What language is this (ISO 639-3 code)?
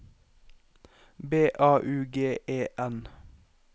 nor